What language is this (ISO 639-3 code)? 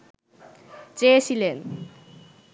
ben